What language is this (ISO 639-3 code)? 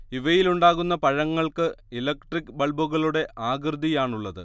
mal